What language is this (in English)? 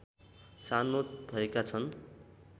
Nepali